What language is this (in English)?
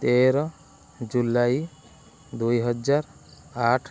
Odia